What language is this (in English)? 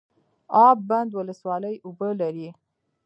Pashto